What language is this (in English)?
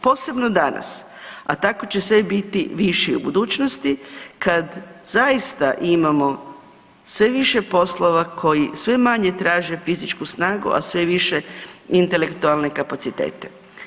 Croatian